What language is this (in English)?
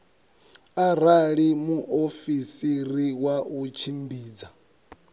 Venda